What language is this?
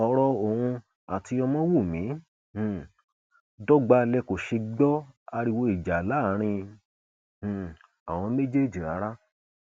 Yoruba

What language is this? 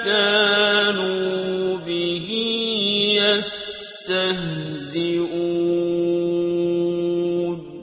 Arabic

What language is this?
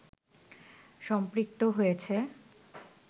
Bangla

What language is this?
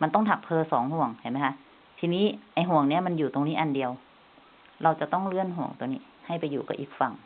Thai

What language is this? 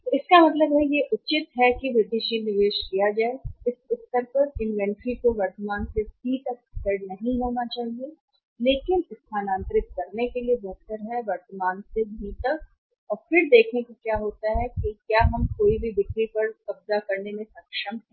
Hindi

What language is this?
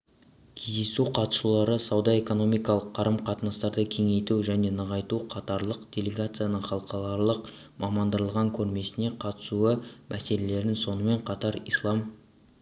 Kazakh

